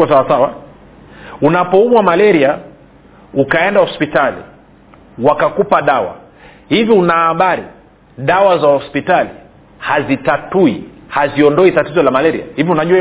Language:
Swahili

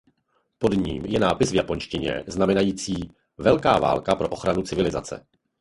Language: Czech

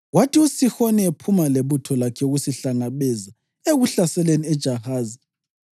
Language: North Ndebele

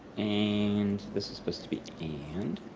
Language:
English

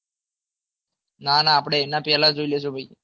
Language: Gujarati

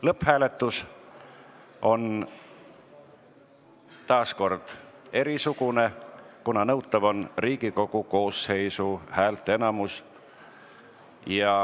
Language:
Estonian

